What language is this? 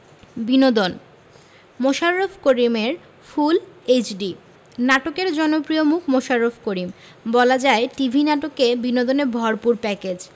Bangla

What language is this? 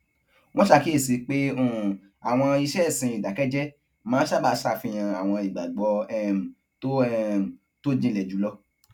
Yoruba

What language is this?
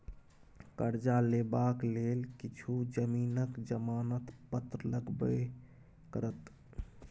Maithili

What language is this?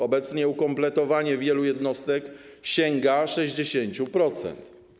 Polish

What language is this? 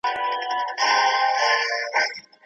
Pashto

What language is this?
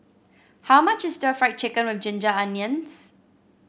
English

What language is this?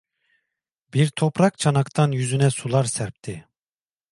Turkish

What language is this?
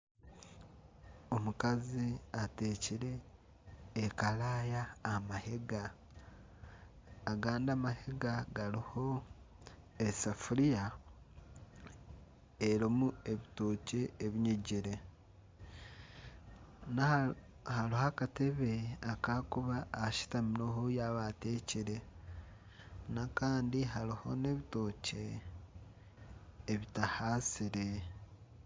Nyankole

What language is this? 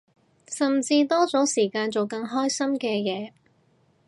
Cantonese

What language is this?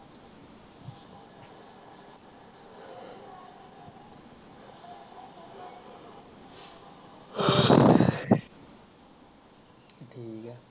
Punjabi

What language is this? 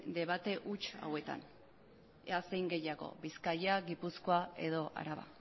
Basque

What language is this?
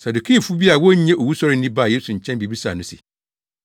Akan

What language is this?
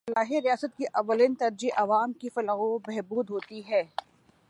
Urdu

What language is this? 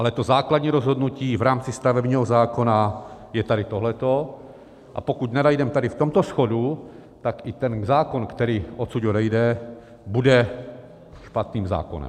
Czech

